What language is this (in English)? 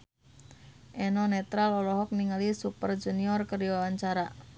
Sundanese